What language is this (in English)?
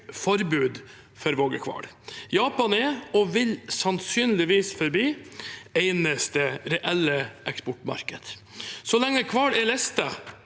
Norwegian